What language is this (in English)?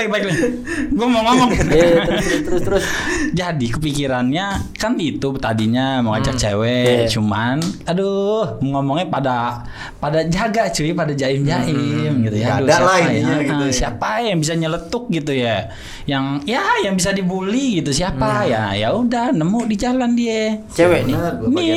Indonesian